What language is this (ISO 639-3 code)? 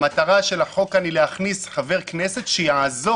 heb